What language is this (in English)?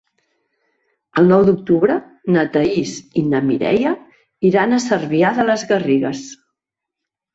Catalan